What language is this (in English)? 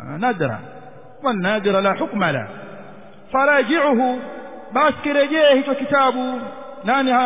Arabic